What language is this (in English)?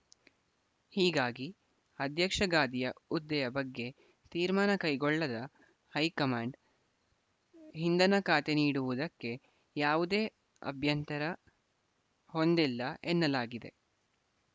Kannada